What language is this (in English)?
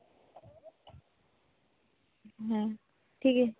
Santali